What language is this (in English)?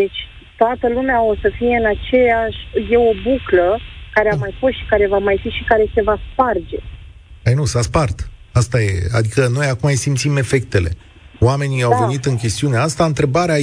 Romanian